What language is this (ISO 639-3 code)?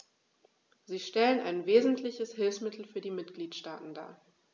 deu